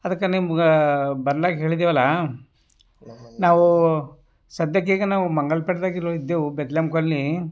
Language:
Kannada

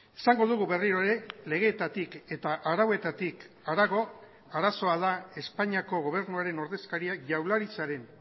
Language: Basque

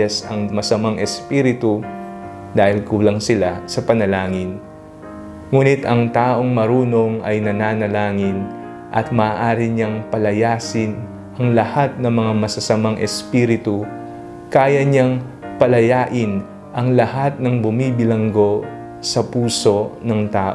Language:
Filipino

